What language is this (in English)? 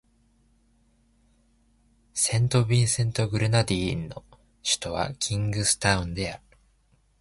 Japanese